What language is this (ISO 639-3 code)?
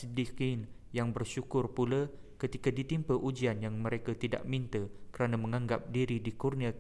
msa